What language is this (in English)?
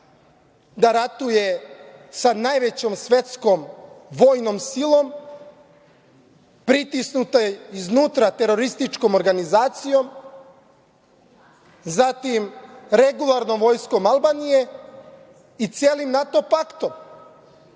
Serbian